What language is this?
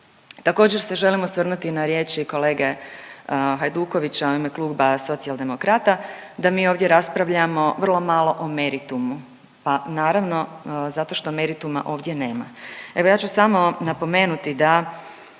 Croatian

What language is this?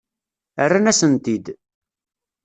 Kabyle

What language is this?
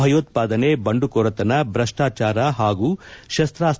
Kannada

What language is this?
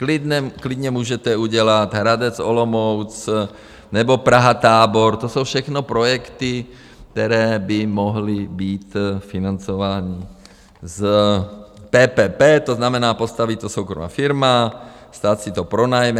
Czech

